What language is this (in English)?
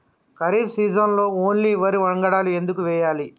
Telugu